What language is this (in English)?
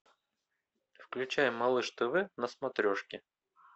Russian